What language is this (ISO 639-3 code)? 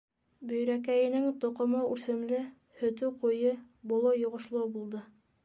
bak